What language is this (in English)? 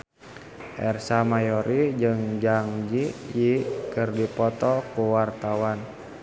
Sundanese